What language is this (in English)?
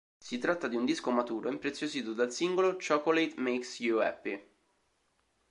Italian